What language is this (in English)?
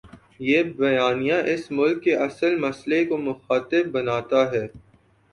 Urdu